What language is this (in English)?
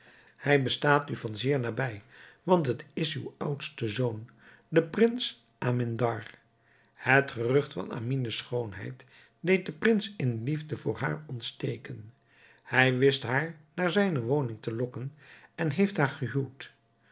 Dutch